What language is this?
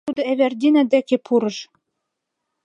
Mari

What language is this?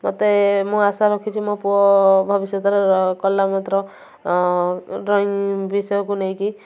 Odia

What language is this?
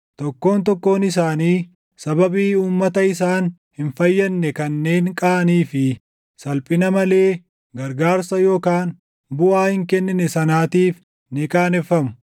Oromo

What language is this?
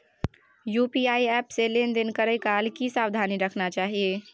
Maithili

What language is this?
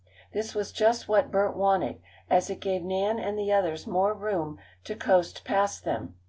English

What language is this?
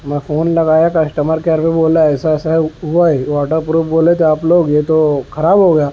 Urdu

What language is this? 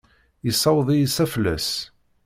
Kabyle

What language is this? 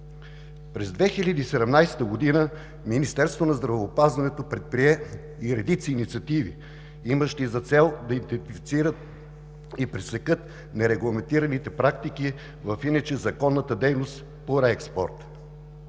Bulgarian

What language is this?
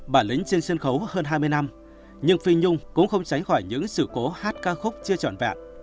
Vietnamese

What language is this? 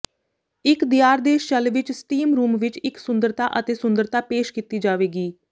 Punjabi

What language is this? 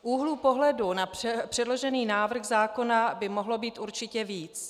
Czech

